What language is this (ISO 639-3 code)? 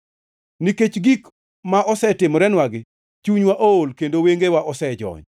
luo